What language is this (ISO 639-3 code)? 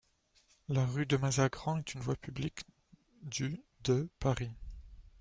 fra